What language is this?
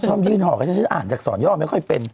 Thai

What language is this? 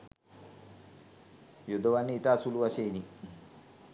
Sinhala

